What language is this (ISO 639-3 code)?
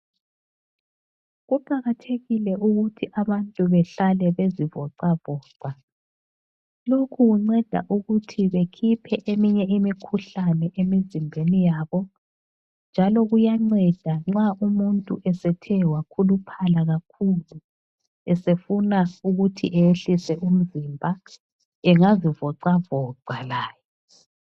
nde